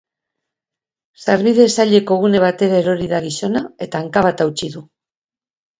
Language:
Basque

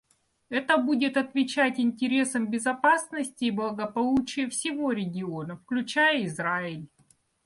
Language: Russian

